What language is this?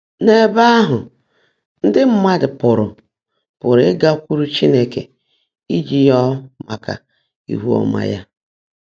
Igbo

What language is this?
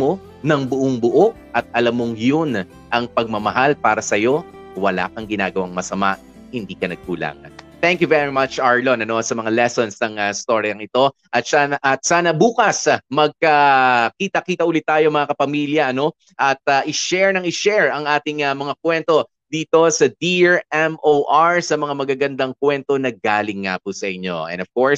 Filipino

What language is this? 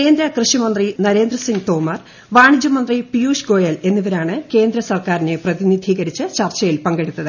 Malayalam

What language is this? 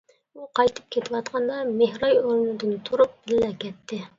Uyghur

